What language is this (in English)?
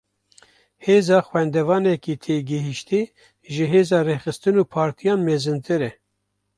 Kurdish